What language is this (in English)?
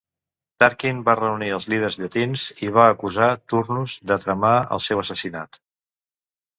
Catalan